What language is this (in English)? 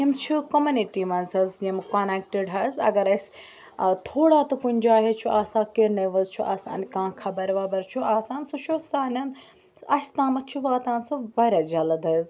Kashmiri